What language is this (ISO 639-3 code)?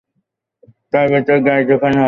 ben